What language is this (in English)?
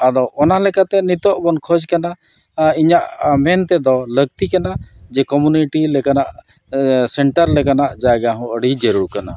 Santali